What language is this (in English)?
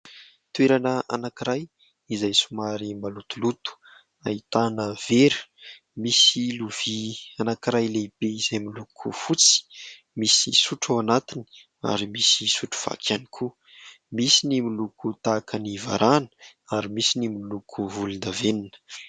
Malagasy